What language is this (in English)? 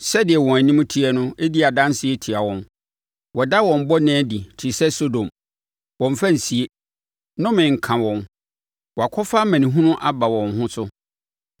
Akan